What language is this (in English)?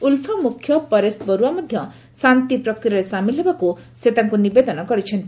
Odia